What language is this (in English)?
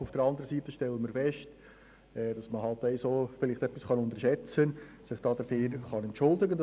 Swiss German